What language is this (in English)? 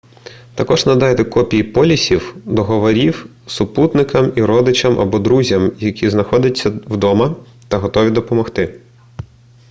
Ukrainian